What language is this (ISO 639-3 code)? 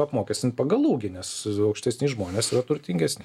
lit